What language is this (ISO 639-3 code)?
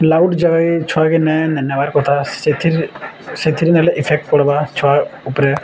ori